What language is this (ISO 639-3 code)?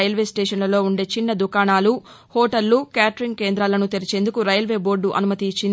tel